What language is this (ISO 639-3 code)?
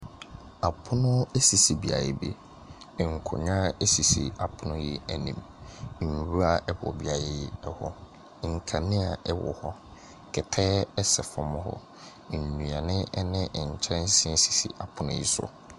aka